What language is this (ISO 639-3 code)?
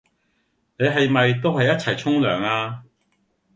yue